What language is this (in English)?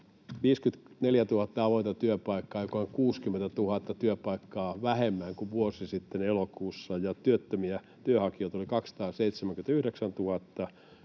Finnish